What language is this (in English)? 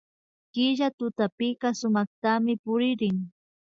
Imbabura Highland Quichua